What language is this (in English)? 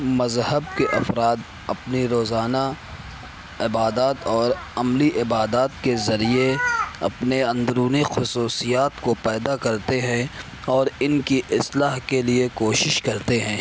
Urdu